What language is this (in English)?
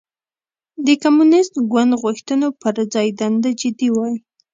Pashto